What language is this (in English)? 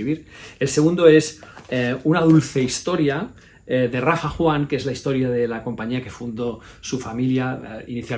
Spanish